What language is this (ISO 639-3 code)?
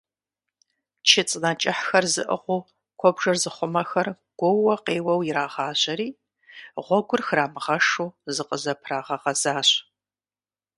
kbd